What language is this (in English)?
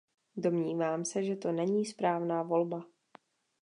Czech